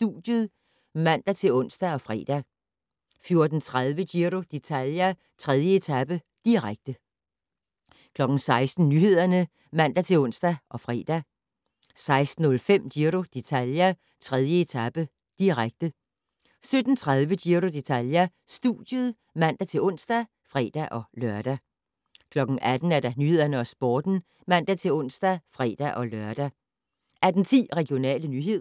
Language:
Danish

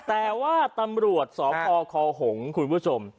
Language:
Thai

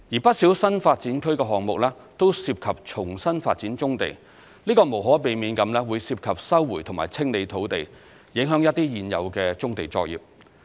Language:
Cantonese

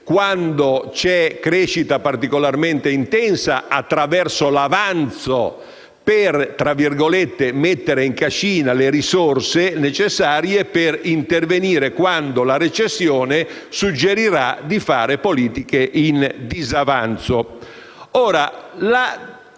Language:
Italian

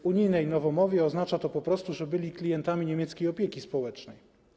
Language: Polish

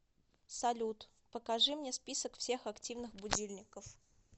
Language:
Russian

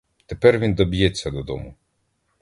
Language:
Ukrainian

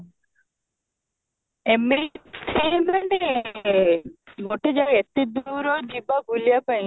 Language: Odia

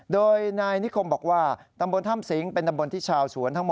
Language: Thai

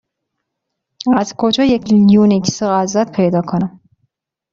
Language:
Persian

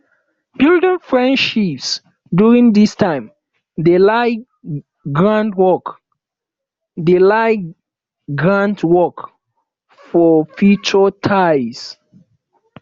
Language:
Nigerian Pidgin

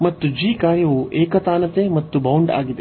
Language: Kannada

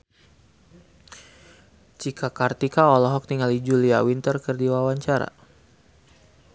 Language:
Sundanese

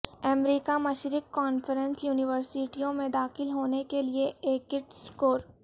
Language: Urdu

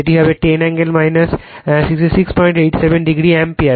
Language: Bangla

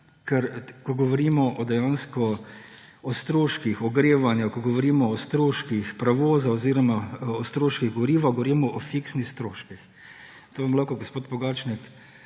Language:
Slovenian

